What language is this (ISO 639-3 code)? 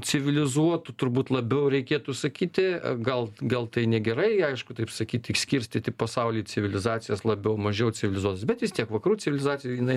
lit